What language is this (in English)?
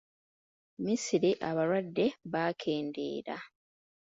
Ganda